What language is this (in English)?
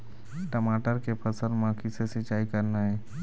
Chhattisgarhi